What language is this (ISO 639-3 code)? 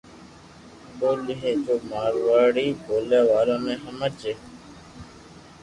lrk